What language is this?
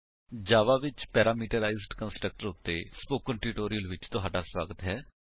Punjabi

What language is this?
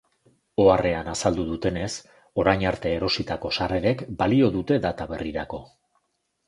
Basque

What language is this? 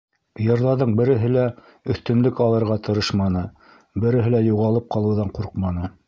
Bashkir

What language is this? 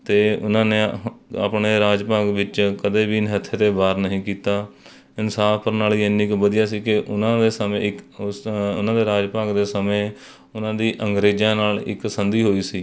Punjabi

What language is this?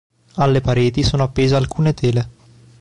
Italian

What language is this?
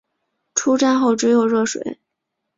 Chinese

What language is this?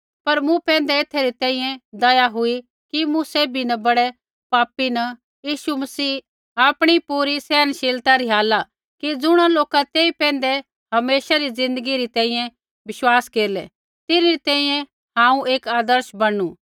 Kullu Pahari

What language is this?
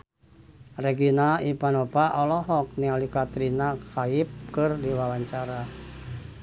Sundanese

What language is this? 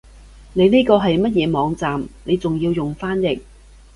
Cantonese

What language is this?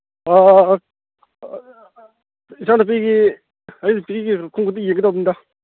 Manipuri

